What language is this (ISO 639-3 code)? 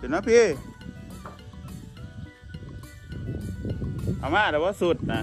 tha